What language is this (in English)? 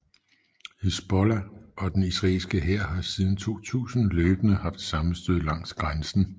Danish